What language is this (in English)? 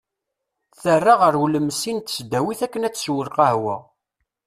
Kabyle